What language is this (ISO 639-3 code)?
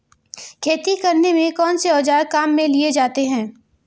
hin